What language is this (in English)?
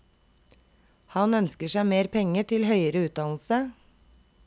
Norwegian